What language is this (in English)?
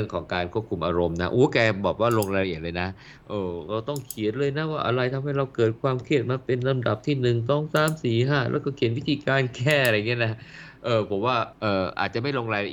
Thai